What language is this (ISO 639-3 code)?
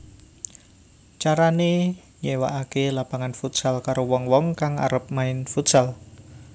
jav